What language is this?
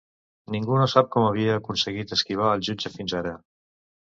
Catalan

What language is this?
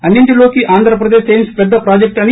Telugu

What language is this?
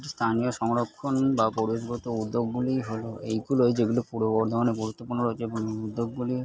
Bangla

